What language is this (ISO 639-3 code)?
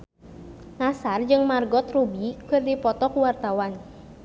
sun